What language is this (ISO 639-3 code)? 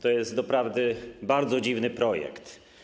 pol